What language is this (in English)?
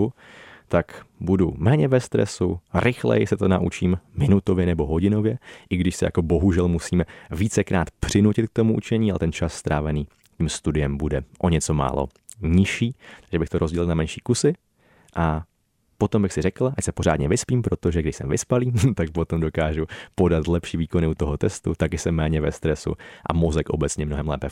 Czech